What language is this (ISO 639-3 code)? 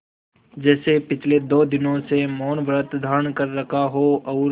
hin